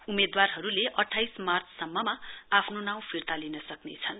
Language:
Nepali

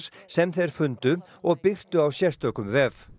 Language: Icelandic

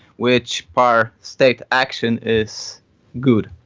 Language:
English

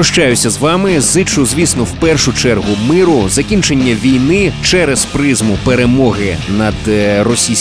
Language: Ukrainian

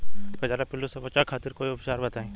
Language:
Bhojpuri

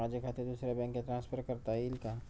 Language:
Marathi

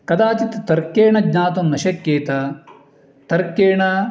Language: Sanskrit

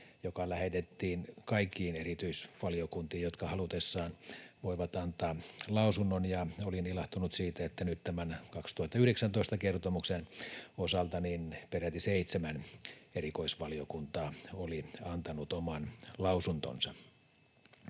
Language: Finnish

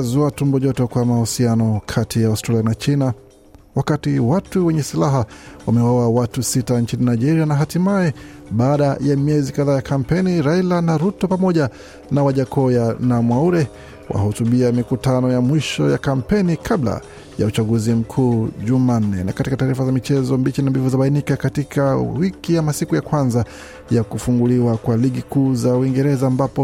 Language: Swahili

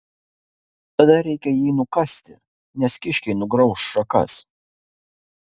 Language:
Lithuanian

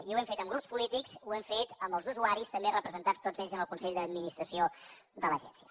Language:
Catalan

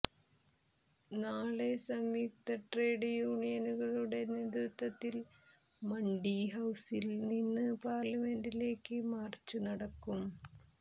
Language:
Malayalam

